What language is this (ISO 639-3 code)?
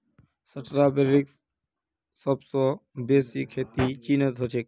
mag